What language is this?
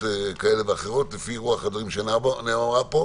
Hebrew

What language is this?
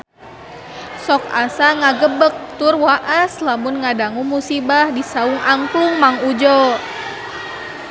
Sundanese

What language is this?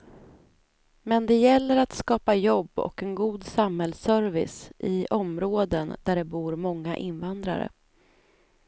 Swedish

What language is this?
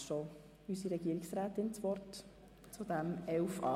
Swiss German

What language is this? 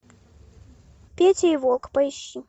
Russian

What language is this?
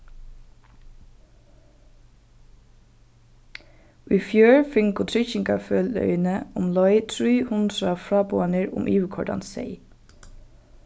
Faroese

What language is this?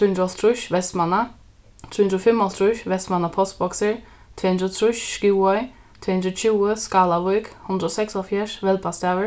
Faroese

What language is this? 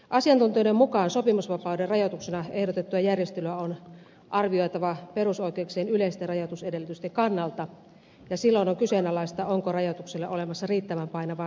Finnish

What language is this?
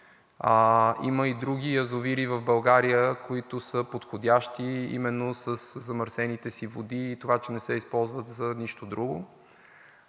Bulgarian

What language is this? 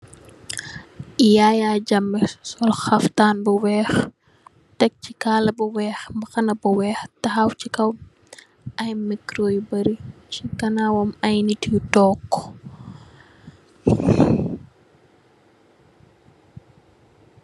Wolof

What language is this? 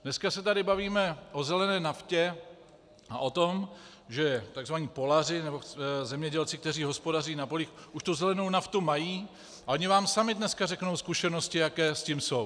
Czech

